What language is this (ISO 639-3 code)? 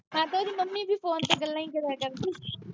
pan